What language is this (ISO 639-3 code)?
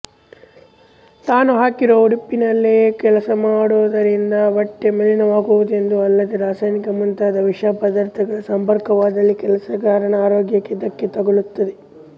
kan